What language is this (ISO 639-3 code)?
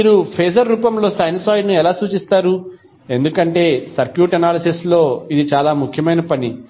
tel